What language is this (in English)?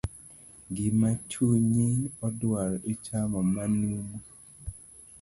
Luo (Kenya and Tanzania)